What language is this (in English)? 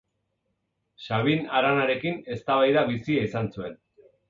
Basque